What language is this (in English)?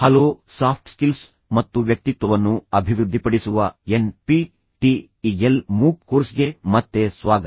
Kannada